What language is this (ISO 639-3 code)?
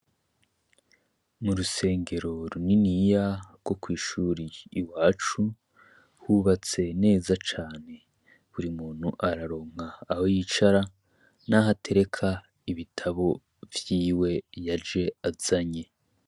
run